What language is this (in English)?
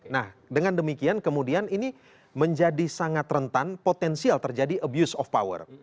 Indonesian